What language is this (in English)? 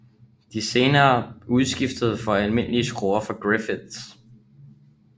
Danish